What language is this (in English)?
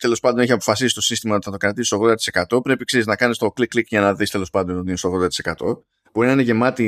Greek